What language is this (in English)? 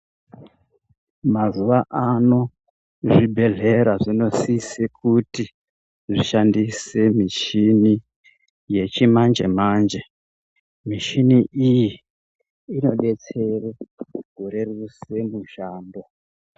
Ndau